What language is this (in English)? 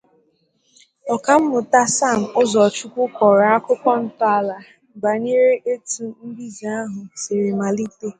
Igbo